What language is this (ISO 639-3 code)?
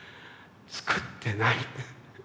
jpn